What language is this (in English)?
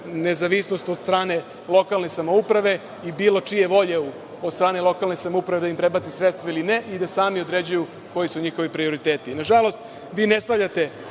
Serbian